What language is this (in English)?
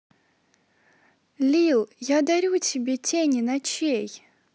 Russian